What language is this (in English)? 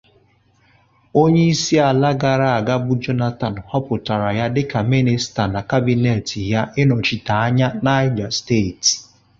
Igbo